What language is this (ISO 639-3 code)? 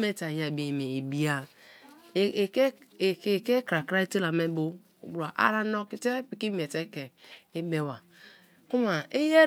ijn